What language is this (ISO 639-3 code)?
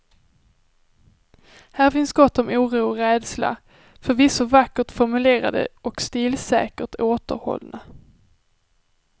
swe